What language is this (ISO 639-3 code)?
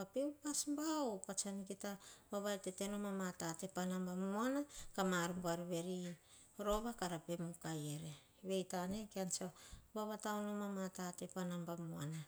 hah